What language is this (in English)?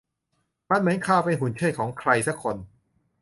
Thai